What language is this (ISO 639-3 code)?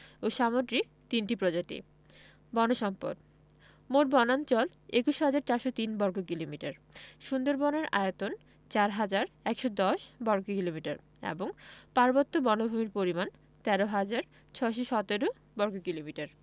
ben